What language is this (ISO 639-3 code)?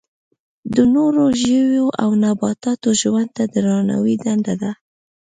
pus